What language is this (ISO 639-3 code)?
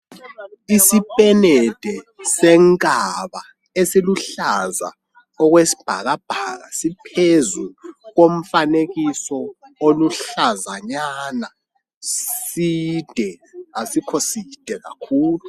nde